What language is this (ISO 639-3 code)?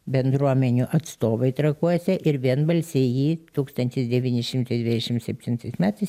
lit